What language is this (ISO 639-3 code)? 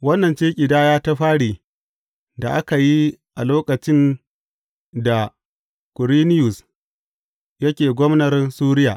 hau